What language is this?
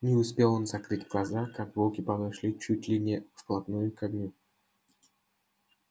Russian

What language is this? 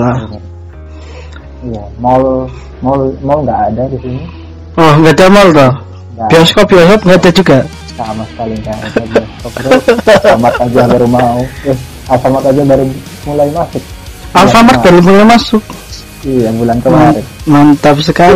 Indonesian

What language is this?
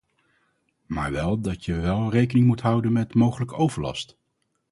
Dutch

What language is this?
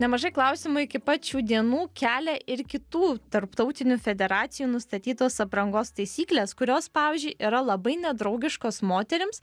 Lithuanian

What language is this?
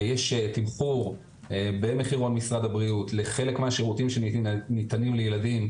Hebrew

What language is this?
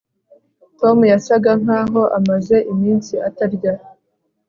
Kinyarwanda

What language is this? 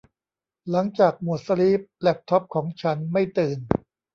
Thai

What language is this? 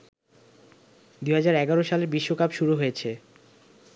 Bangla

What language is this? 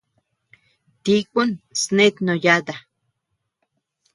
Tepeuxila Cuicatec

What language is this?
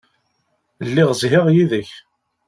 Kabyle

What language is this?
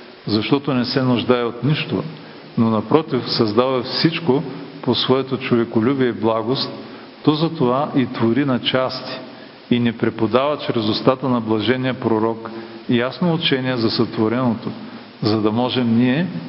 Bulgarian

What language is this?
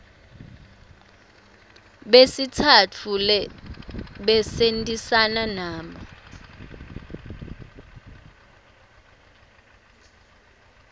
Swati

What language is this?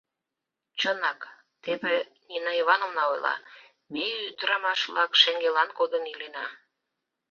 Mari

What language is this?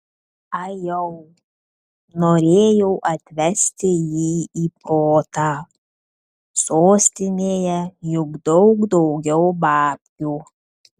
Lithuanian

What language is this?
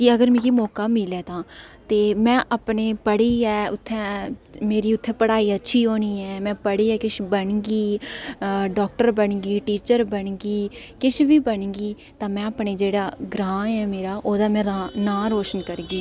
Dogri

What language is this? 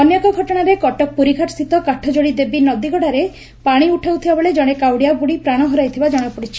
Odia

